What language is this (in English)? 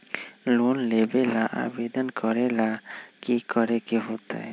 Magahi